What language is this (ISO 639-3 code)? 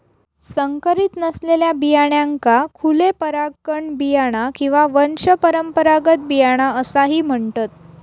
mar